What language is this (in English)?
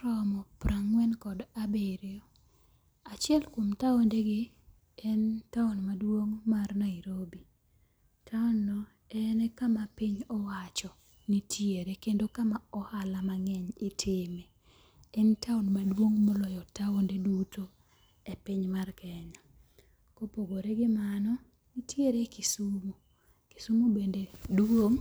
Luo (Kenya and Tanzania)